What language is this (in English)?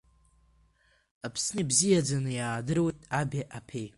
Abkhazian